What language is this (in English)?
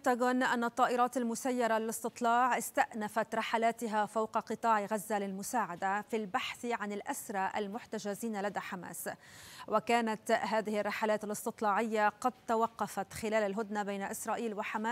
Arabic